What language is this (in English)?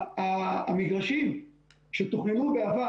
Hebrew